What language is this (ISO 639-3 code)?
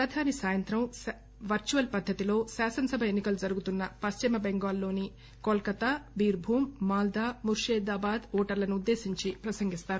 tel